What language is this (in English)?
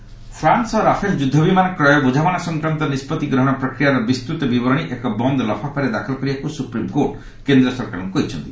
Odia